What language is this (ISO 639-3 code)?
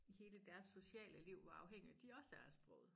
dan